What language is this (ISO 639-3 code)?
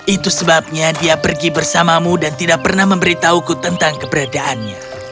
ind